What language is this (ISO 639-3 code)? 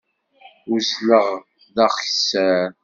kab